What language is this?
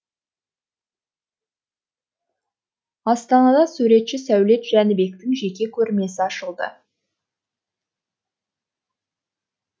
Kazakh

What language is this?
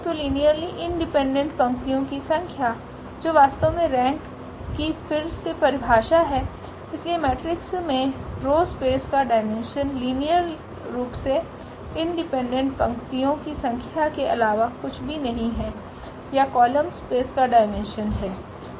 Hindi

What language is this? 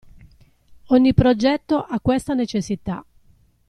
Italian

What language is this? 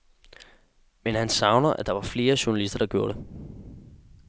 Danish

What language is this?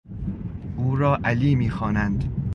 Persian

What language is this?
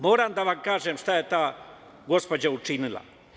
Serbian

